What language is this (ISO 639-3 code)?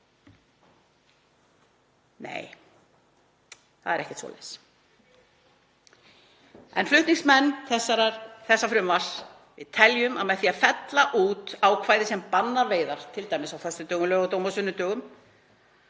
isl